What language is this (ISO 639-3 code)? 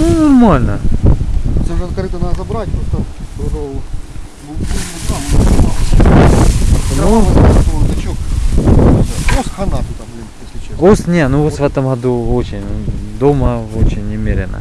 rus